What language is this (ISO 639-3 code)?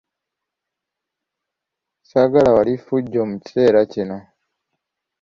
lug